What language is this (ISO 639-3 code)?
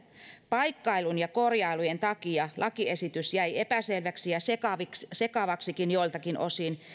fin